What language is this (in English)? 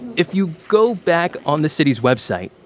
English